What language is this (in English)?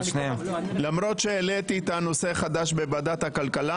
Hebrew